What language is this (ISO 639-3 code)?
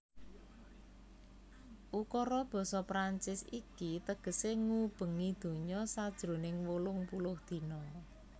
jav